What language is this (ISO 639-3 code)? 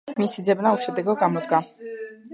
kat